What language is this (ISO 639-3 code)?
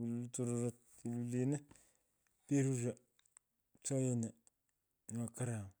pko